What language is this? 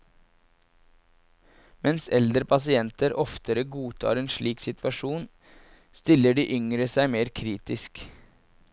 Norwegian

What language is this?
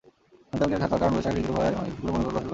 Bangla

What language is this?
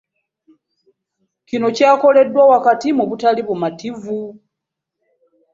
Ganda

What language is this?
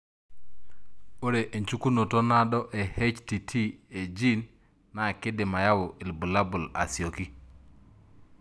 Masai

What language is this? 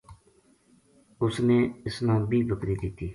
Gujari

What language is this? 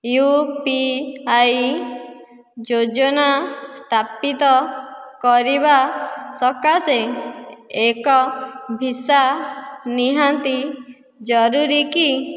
Odia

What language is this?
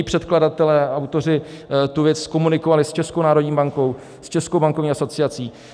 Czech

